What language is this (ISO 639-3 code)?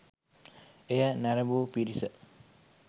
sin